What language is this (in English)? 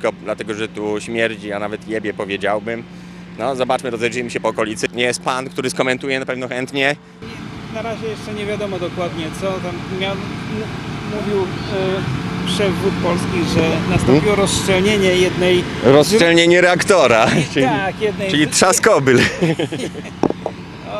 Polish